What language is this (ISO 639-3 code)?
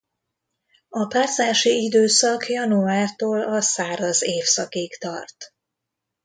hun